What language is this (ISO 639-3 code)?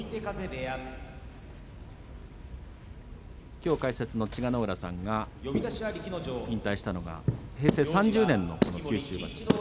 jpn